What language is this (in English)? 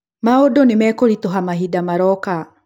Kikuyu